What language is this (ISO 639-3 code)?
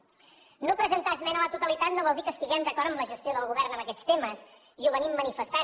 cat